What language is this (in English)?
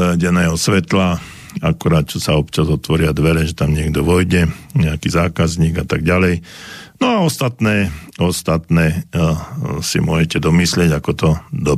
Slovak